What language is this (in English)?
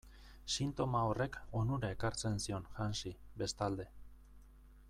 Basque